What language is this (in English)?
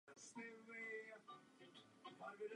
Czech